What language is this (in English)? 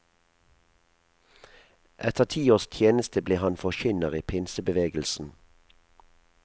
Norwegian